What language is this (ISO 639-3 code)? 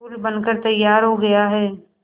hin